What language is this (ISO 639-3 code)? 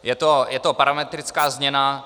ces